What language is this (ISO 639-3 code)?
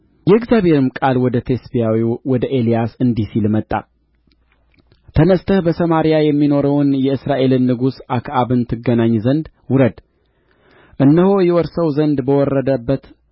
amh